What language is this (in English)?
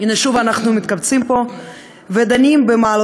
Hebrew